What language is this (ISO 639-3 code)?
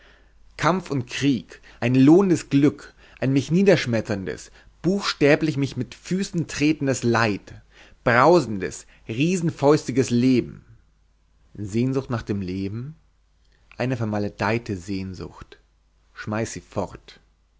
deu